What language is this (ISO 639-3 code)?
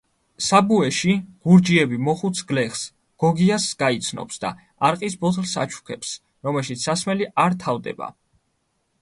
kat